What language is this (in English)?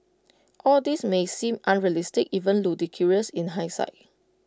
English